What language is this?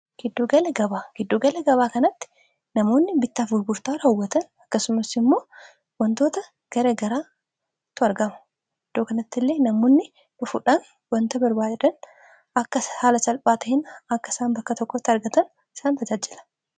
Oromo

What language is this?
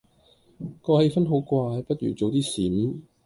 Cantonese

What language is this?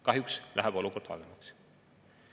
Estonian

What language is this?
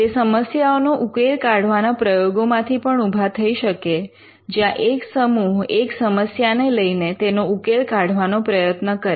Gujarati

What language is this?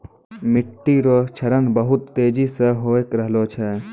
Maithili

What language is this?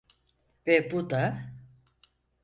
Turkish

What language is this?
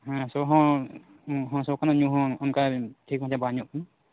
Santali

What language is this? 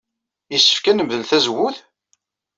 Kabyle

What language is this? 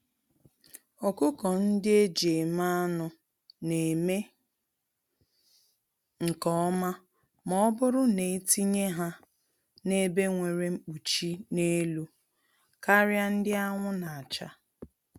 Igbo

